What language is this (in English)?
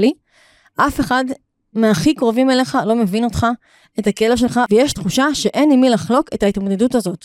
Hebrew